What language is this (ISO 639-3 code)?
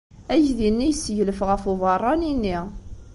kab